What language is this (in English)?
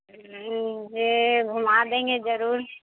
Urdu